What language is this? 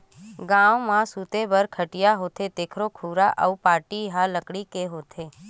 Chhattisgarhi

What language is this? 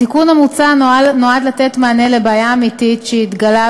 Hebrew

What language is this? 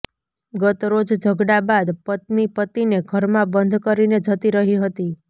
Gujarati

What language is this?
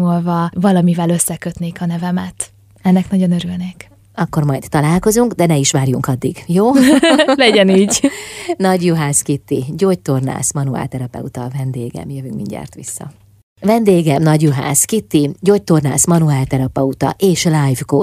Hungarian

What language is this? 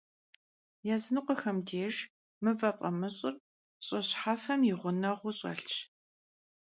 Kabardian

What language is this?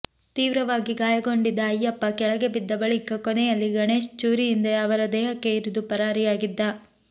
Kannada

